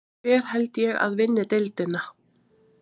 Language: Icelandic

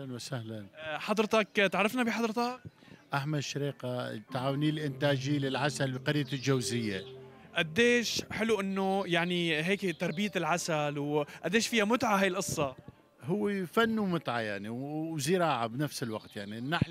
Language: Arabic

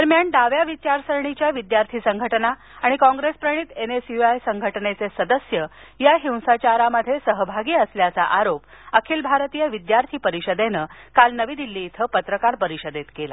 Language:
Marathi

